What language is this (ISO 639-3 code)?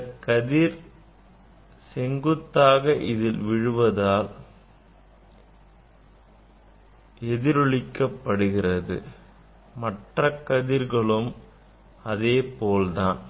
tam